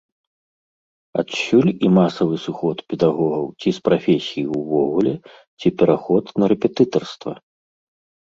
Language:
Belarusian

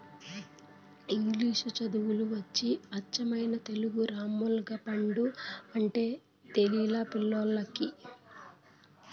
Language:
Telugu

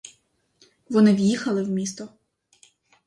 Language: Ukrainian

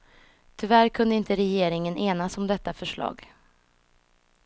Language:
Swedish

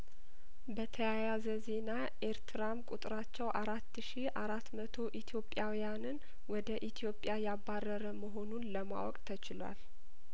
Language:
Amharic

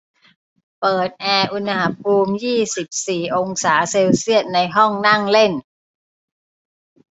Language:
Thai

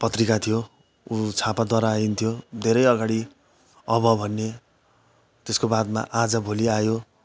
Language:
Nepali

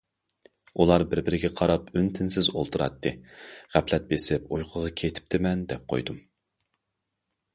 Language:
Uyghur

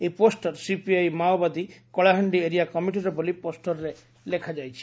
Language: Odia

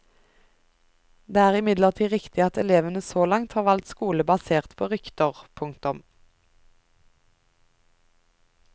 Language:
Norwegian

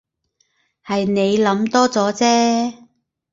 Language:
Cantonese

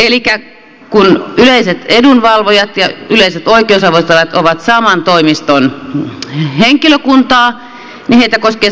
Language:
Finnish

